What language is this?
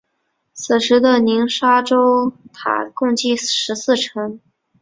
Chinese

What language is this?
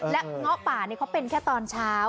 Thai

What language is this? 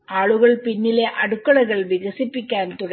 Malayalam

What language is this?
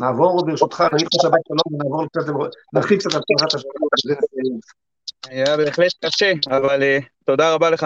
Hebrew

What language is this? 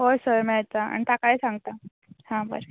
Konkani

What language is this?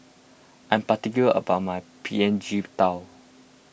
English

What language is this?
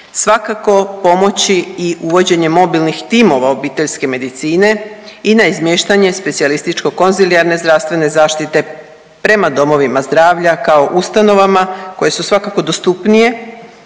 Croatian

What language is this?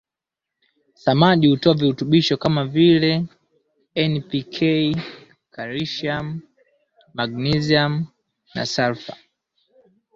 Swahili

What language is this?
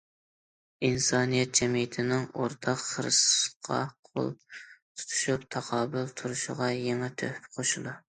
Uyghur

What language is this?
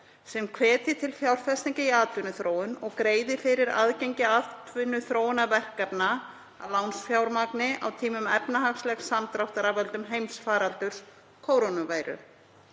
Icelandic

